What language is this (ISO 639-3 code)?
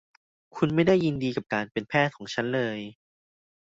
tha